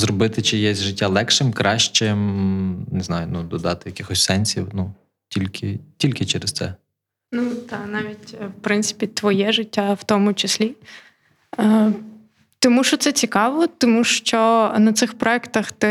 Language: Ukrainian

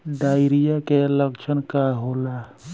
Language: Bhojpuri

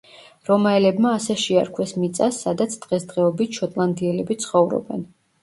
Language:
Georgian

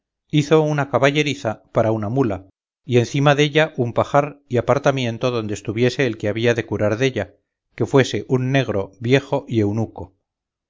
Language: Spanish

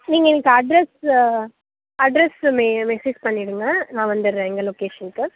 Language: Tamil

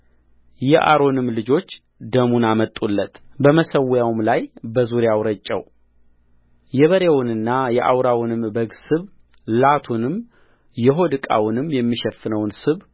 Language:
Amharic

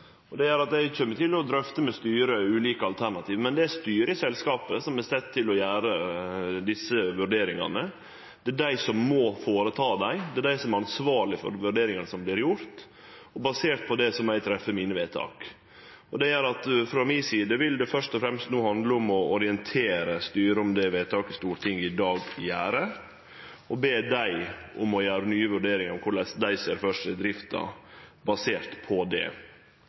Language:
Norwegian Nynorsk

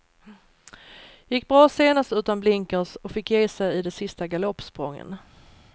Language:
Swedish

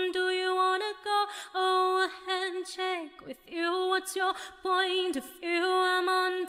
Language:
Thai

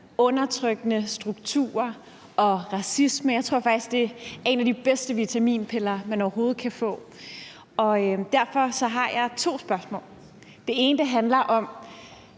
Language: Danish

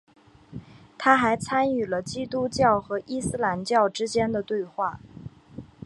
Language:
Chinese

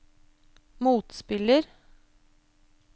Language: Norwegian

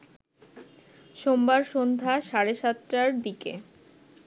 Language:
Bangla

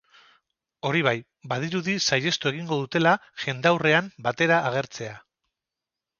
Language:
Basque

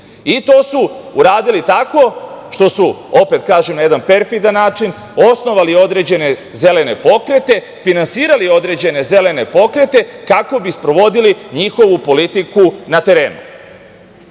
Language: Serbian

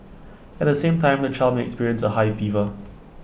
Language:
English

